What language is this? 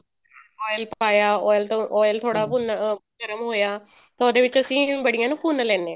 Punjabi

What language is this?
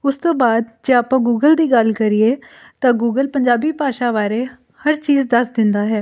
Punjabi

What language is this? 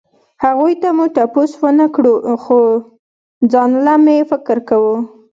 Pashto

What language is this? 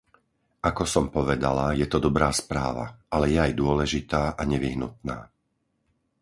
Slovak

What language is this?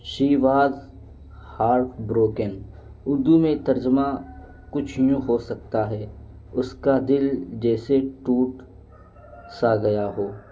Urdu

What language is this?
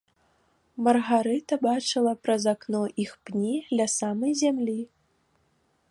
Belarusian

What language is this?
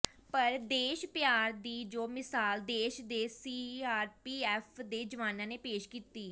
Punjabi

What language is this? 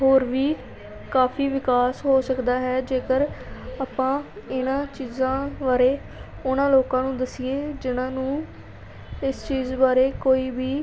Punjabi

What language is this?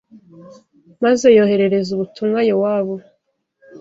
Kinyarwanda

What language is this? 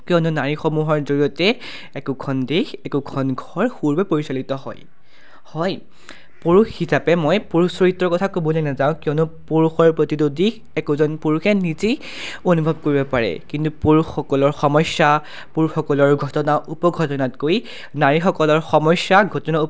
Assamese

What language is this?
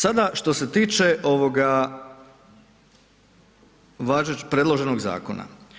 Croatian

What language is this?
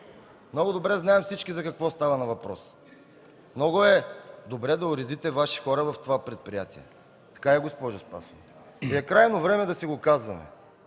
Bulgarian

